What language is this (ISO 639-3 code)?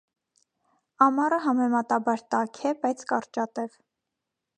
hye